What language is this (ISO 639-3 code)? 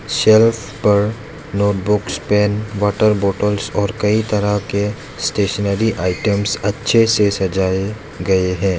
hin